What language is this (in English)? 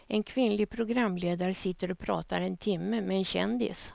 Swedish